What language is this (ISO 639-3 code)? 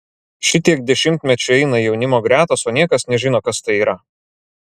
lit